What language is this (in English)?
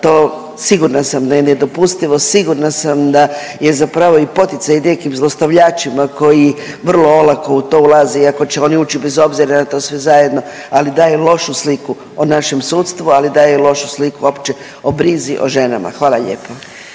Croatian